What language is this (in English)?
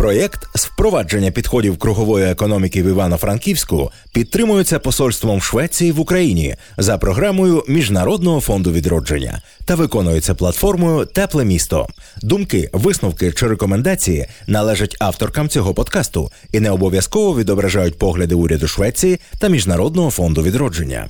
Ukrainian